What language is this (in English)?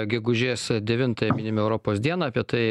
Lithuanian